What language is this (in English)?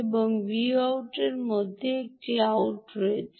Bangla